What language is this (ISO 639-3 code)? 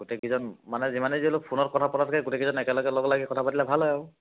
asm